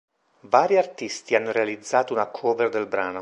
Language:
Italian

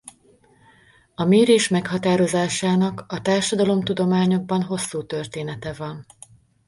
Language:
Hungarian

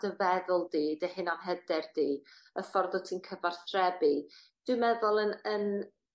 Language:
Welsh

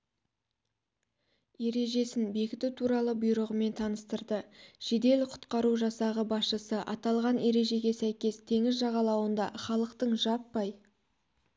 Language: Kazakh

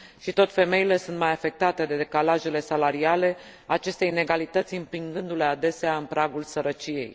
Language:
Romanian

